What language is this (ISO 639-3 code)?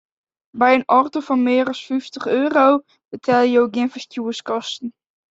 fry